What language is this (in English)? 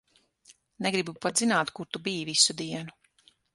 Latvian